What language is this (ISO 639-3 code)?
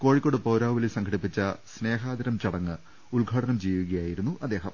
mal